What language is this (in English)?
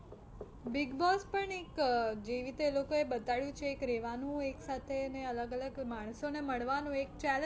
Gujarati